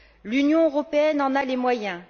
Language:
French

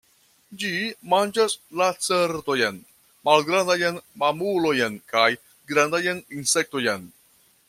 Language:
Esperanto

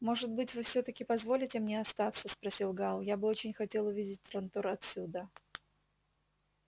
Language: Russian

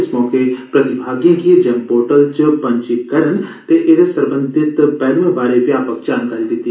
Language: Dogri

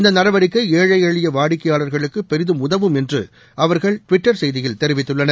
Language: Tamil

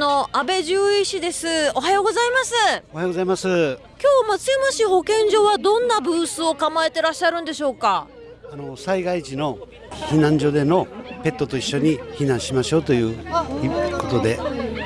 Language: Japanese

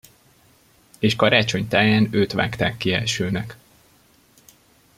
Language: Hungarian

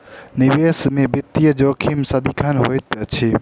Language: Maithili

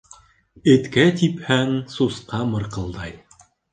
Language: Bashkir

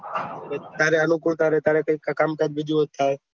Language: Gujarati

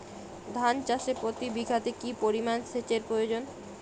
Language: Bangla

